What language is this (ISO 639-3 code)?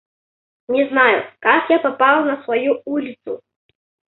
rus